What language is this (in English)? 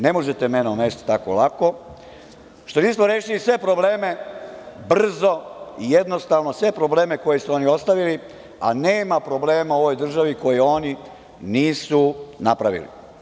Serbian